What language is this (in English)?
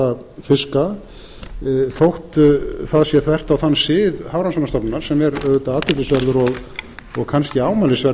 Icelandic